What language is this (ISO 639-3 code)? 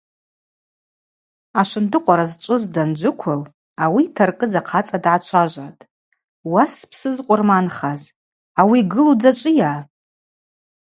abq